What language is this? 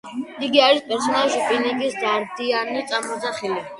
Georgian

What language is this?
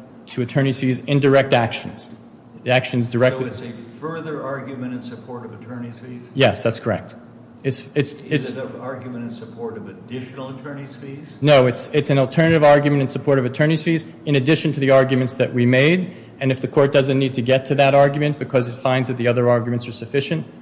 English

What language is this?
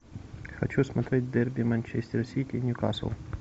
Russian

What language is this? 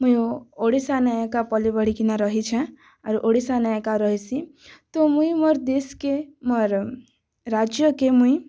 Odia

